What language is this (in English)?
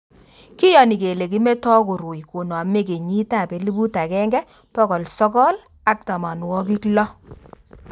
Kalenjin